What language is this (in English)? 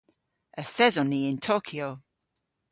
Cornish